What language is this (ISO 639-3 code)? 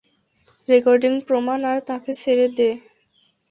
ben